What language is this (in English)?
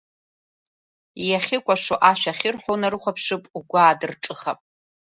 Abkhazian